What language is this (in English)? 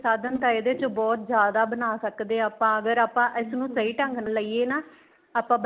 Punjabi